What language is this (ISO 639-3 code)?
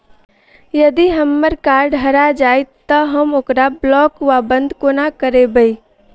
mai